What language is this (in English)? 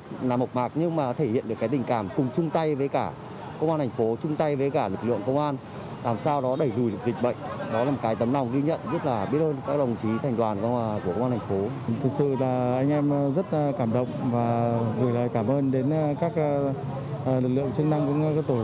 Vietnamese